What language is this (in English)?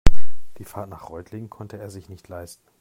German